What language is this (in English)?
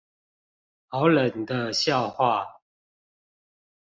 Chinese